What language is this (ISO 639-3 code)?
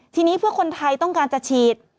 tha